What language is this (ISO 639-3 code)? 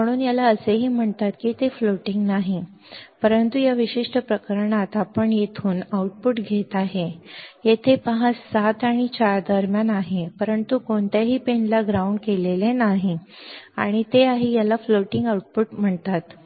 mar